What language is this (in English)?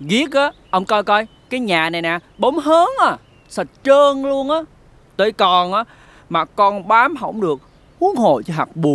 Vietnamese